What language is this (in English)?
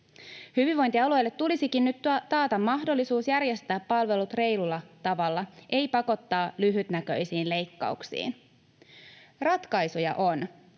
Finnish